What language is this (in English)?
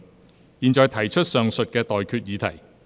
Cantonese